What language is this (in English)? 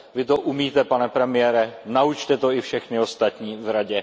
Czech